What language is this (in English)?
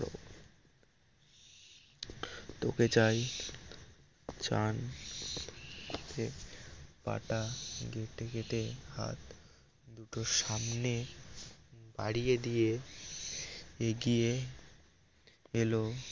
Bangla